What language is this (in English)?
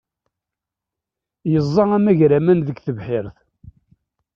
Kabyle